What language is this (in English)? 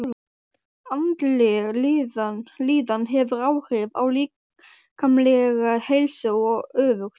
Icelandic